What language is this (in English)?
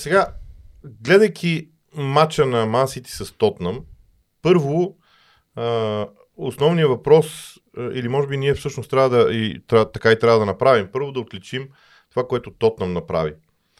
Bulgarian